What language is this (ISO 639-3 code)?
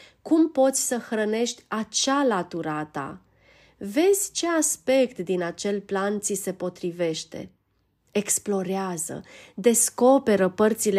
ron